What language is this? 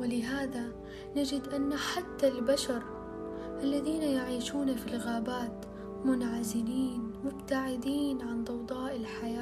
Arabic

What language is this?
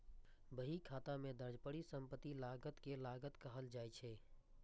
Maithili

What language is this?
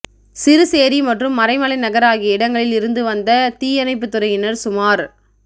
Tamil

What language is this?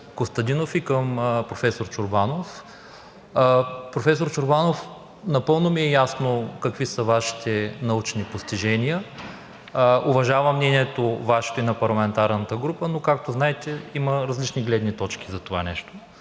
Bulgarian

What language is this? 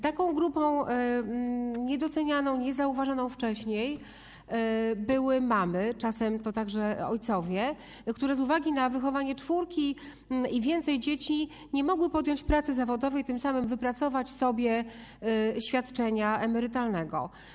Polish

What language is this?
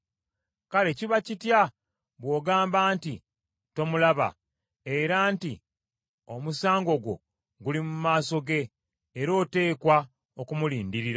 Ganda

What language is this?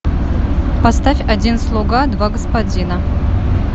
Russian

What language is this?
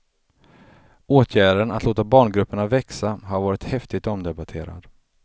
Swedish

